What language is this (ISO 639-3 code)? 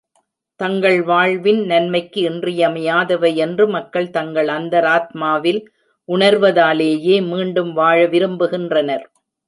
tam